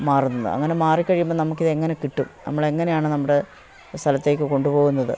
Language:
Malayalam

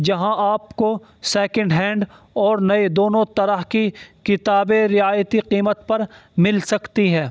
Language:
Urdu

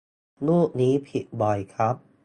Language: Thai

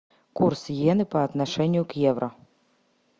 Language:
Russian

